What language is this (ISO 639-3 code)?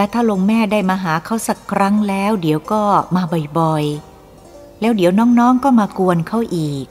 tha